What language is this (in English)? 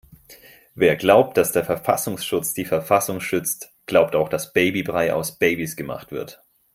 German